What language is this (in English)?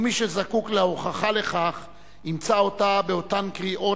Hebrew